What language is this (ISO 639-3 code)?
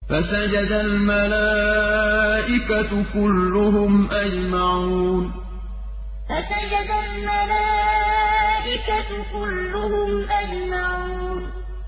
ara